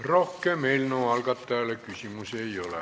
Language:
Estonian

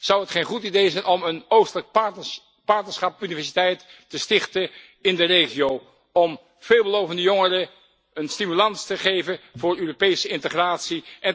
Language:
Dutch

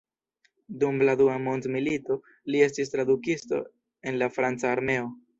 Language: Esperanto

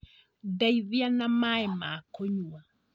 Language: Kikuyu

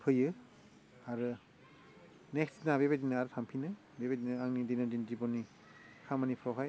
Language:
Bodo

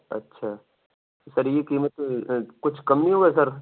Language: Urdu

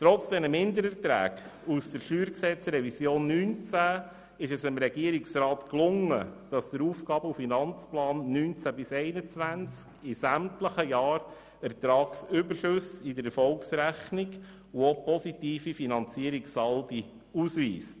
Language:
Swiss German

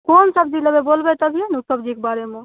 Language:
Maithili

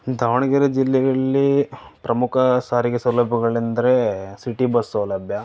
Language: Kannada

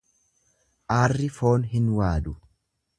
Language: Oromo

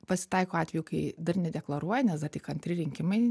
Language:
Lithuanian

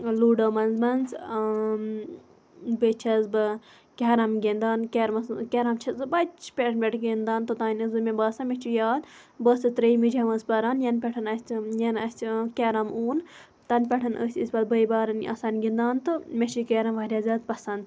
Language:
Kashmiri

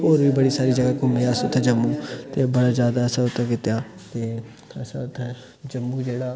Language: Dogri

